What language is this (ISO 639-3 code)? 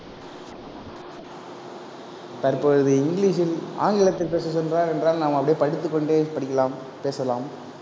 tam